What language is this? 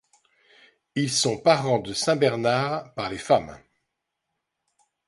French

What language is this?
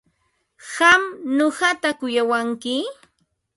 Ambo-Pasco Quechua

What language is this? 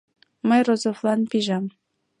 Mari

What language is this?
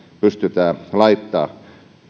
Finnish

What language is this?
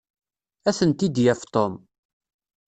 Kabyle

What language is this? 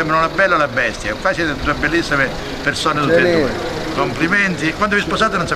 Italian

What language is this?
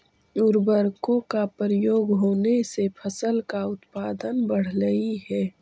Magahi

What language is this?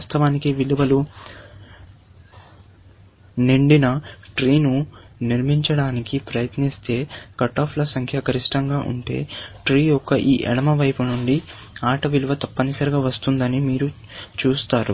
Telugu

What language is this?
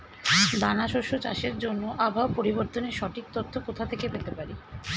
Bangla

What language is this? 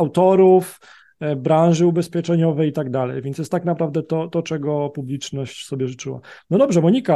Polish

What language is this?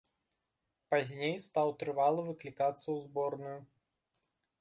Belarusian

